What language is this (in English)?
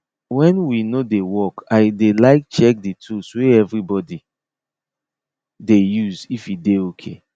Nigerian Pidgin